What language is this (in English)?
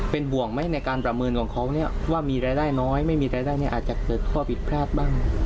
Thai